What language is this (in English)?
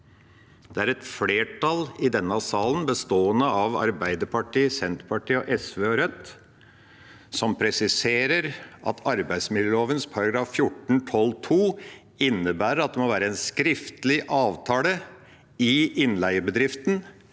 Norwegian